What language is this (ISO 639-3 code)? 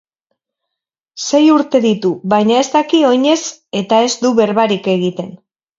eus